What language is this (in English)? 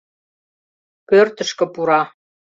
Mari